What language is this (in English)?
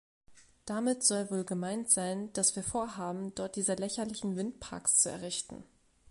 German